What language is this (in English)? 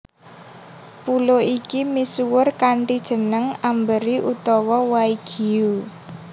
Javanese